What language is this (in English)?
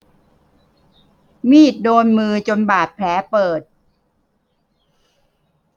Thai